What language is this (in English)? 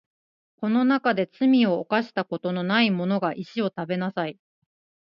Japanese